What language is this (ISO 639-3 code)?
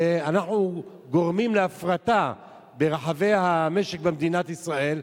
heb